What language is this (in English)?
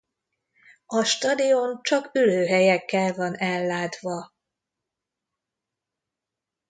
Hungarian